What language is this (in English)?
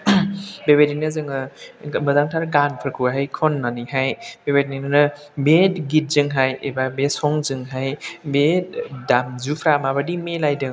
Bodo